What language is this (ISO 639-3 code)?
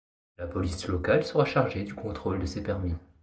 fra